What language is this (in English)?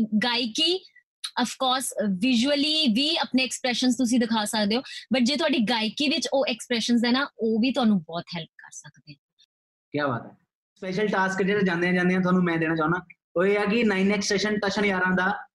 Punjabi